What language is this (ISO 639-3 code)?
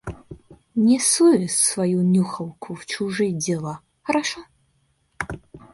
rus